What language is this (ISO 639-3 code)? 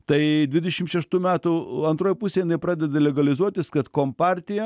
lit